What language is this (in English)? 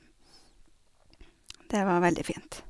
Norwegian